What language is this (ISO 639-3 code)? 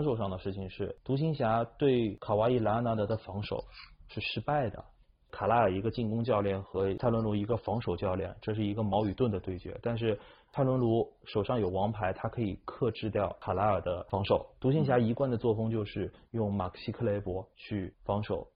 zho